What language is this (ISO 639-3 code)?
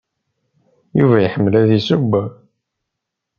kab